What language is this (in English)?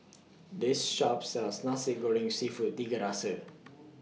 English